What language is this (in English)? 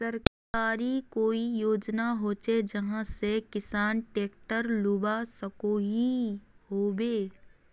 Magahi